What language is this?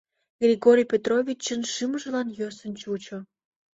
Mari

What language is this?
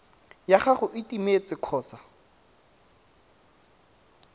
Tswana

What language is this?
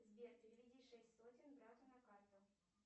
Russian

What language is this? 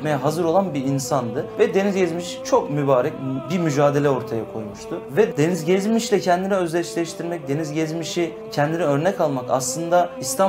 Turkish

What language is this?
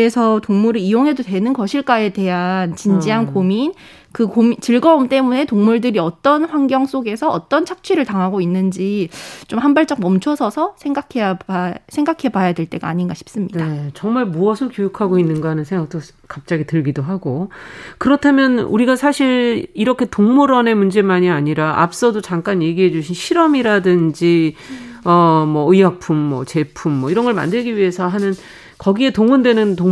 Korean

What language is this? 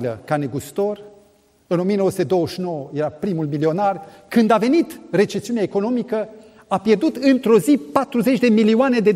Romanian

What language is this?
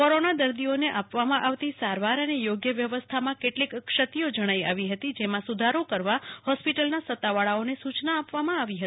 Gujarati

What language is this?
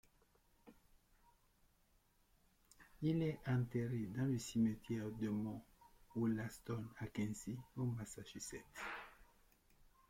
French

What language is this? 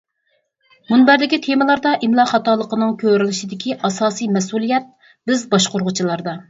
Uyghur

